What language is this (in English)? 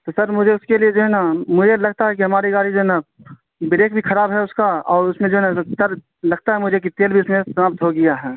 Urdu